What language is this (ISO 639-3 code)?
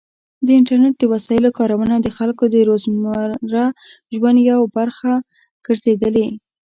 pus